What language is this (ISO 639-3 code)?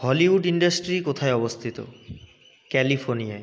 ben